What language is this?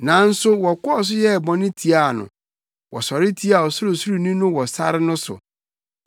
Akan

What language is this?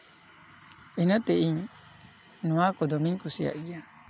Santali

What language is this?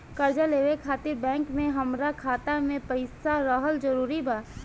Bhojpuri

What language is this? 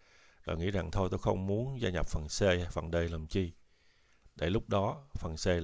Vietnamese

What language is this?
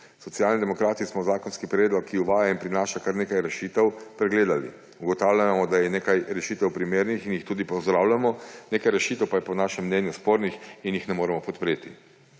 Slovenian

